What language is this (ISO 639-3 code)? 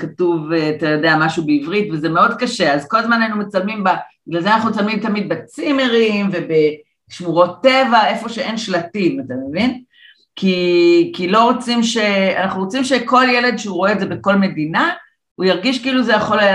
heb